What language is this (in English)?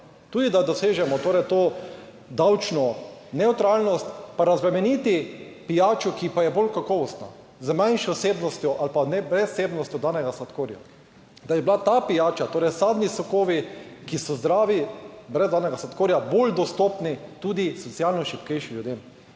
Slovenian